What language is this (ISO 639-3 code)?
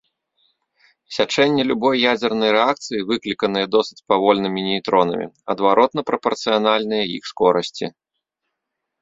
bel